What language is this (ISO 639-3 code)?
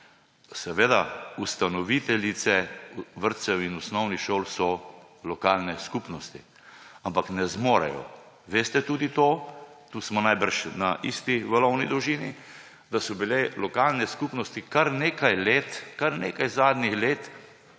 slv